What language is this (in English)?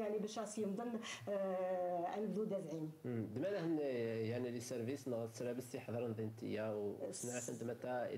Arabic